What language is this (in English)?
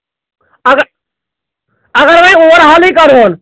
Kashmiri